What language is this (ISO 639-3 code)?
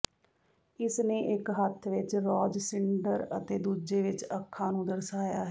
pan